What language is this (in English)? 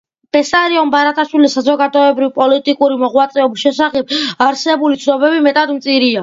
Georgian